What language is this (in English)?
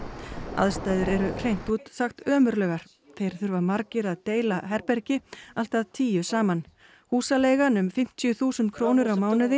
Icelandic